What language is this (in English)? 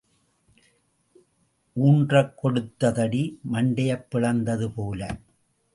Tamil